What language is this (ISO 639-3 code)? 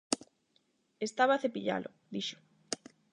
glg